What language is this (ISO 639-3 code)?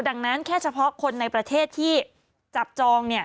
tha